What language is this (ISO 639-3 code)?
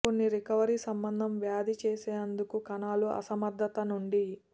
tel